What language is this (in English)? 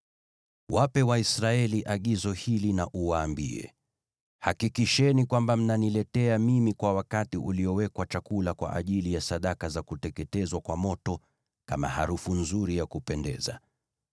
Swahili